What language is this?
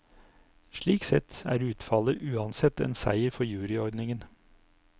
Norwegian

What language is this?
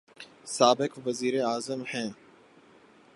Urdu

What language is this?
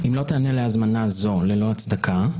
Hebrew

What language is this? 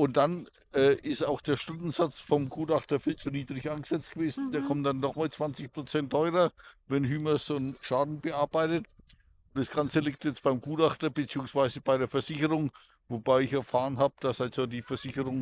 German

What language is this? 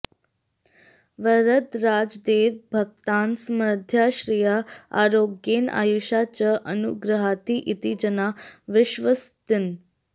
Sanskrit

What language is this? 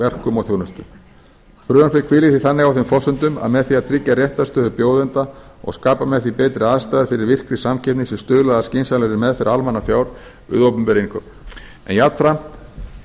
Icelandic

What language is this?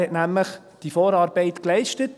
Swiss German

